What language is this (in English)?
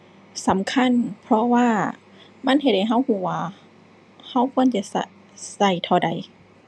Thai